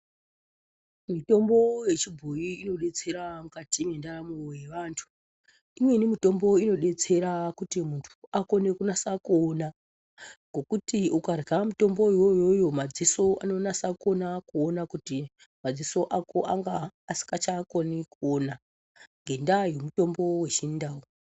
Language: Ndau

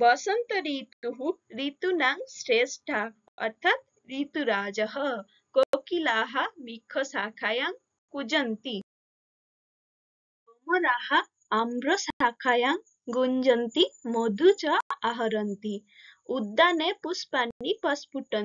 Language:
Gujarati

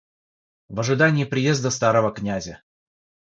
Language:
Russian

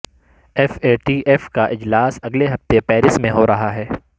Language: Urdu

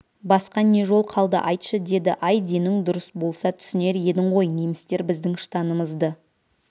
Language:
Kazakh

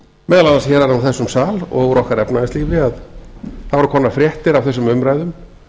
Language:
Icelandic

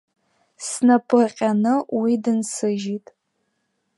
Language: Abkhazian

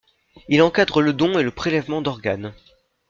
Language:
French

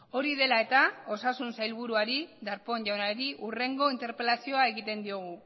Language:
Basque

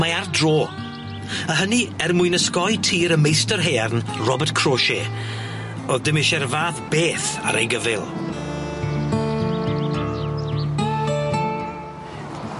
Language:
Welsh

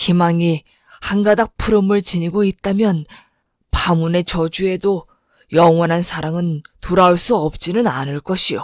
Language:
Korean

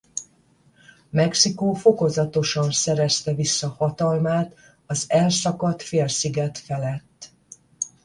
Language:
Hungarian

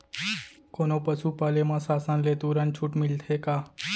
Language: Chhattisgarhi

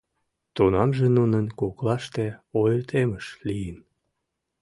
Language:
Mari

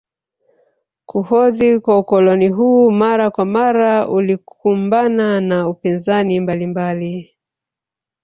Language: Swahili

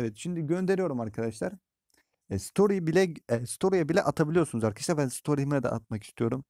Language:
Turkish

